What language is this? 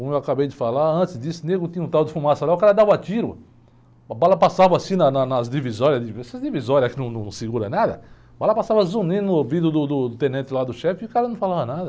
Portuguese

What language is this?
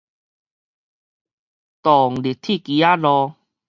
Min Nan Chinese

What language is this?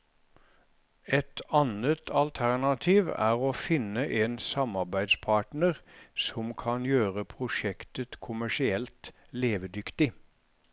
Norwegian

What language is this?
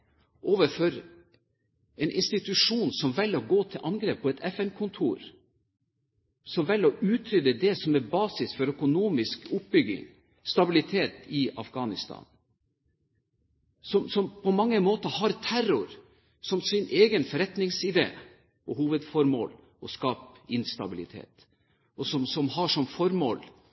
Norwegian Bokmål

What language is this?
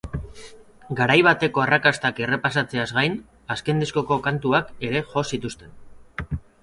Basque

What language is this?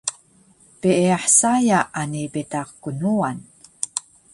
Taroko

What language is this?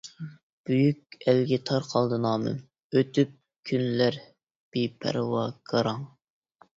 Uyghur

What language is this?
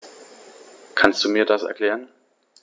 German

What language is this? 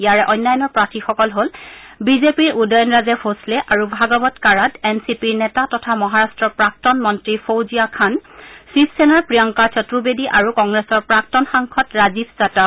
Assamese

